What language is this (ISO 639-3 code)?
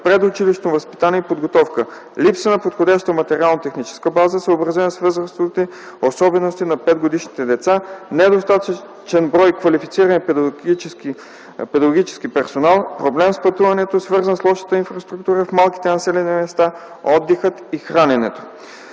bul